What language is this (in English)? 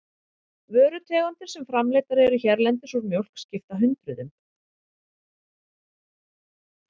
Icelandic